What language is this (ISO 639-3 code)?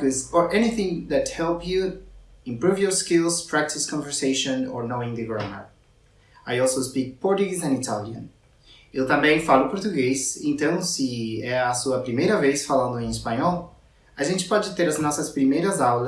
spa